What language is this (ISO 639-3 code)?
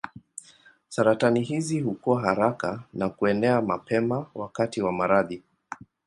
swa